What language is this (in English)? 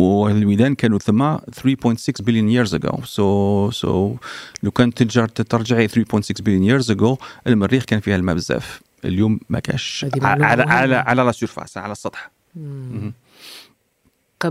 Arabic